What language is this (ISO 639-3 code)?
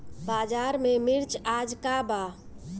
bho